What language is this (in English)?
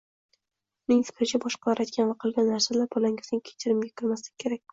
Uzbek